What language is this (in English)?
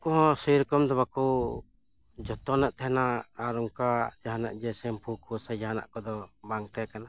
Santali